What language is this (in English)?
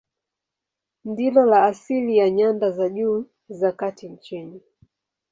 Swahili